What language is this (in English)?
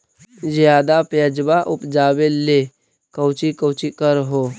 Magahi